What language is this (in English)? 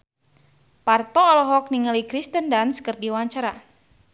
Sundanese